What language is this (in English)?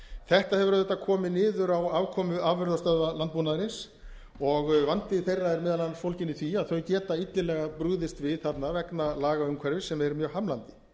Icelandic